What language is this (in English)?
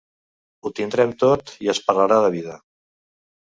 Catalan